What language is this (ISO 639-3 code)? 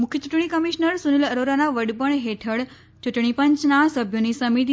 guj